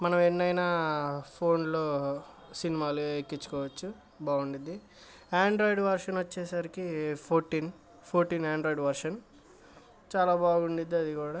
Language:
Telugu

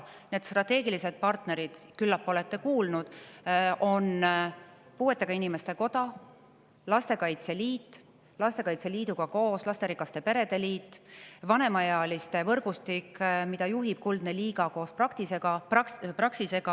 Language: Estonian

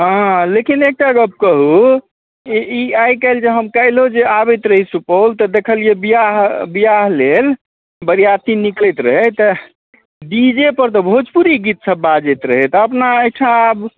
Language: Maithili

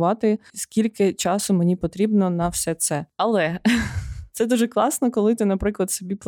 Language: Ukrainian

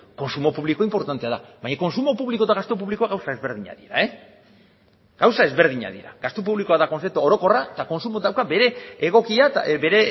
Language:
Basque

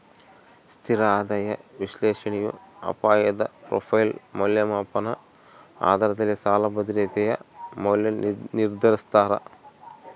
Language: Kannada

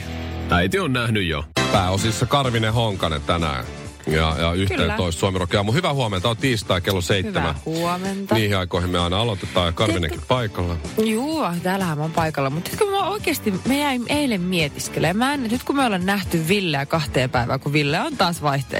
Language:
Finnish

